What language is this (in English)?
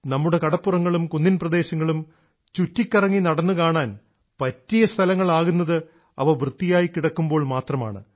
Malayalam